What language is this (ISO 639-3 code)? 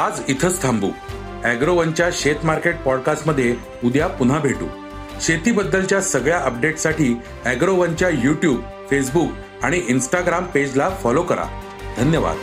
mar